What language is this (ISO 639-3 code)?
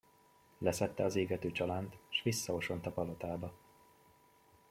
hun